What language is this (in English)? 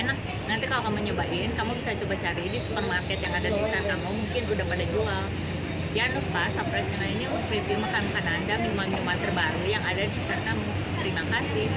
Indonesian